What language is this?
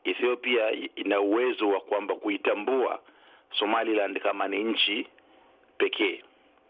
Swahili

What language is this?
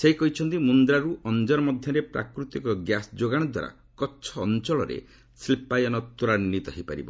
Odia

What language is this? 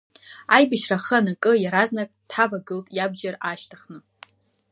Abkhazian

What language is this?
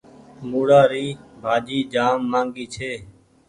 Goaria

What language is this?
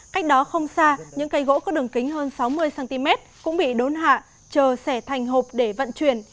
Vietnamese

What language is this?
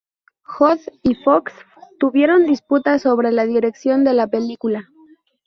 Spanish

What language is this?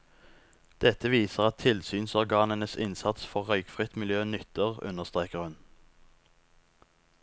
Norwegian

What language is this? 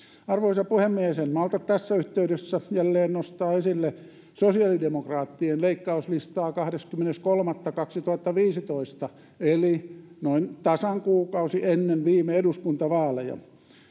Finnish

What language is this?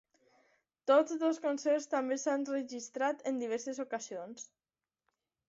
Catalan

